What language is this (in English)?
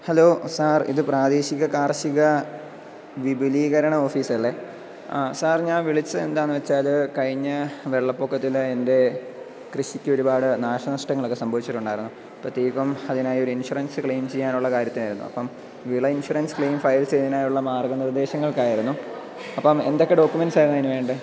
Malayalam